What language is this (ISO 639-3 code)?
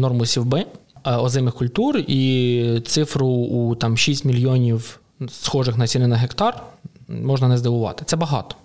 ukr